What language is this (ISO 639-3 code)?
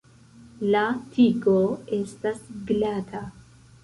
epo